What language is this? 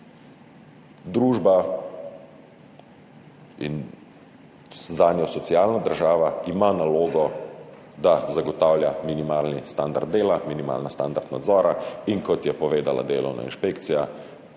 Slovenian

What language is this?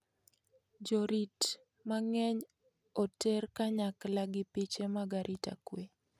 Luo (Kenya and Tanzania)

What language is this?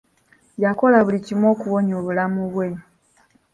Ganda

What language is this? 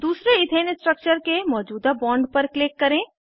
Hindi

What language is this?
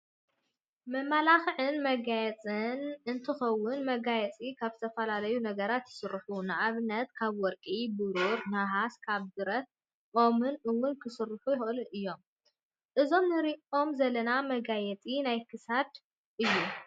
Tigrinya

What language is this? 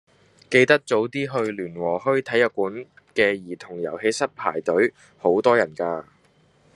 Cantonese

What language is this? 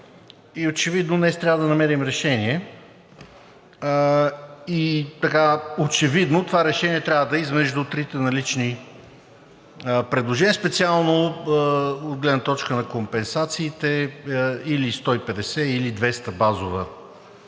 Bulgarian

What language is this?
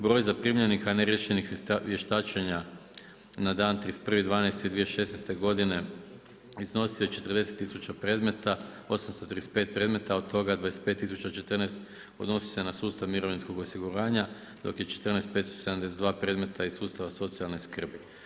Croatian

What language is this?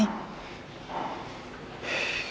Indonesian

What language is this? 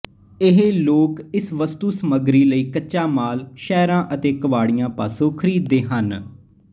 Punjabi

